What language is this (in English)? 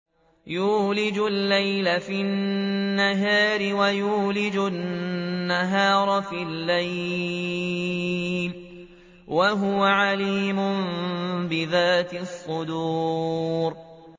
Arabic